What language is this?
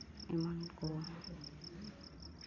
Santali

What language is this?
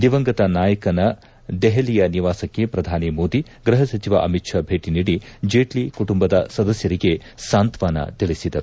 Kannada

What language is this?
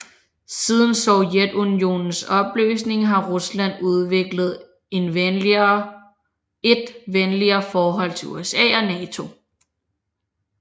Danish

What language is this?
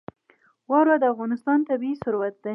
Pashto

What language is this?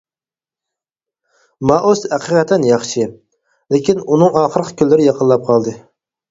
Uyghur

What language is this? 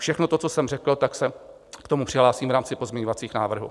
Czech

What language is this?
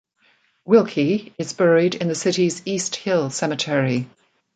English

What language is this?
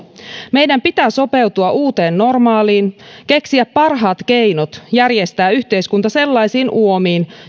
Finnish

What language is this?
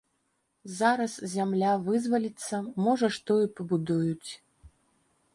Belarusian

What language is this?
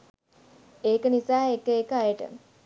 Sinhala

